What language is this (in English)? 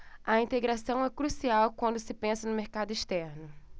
Portuguese